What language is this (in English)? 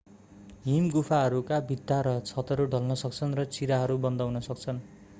Nepali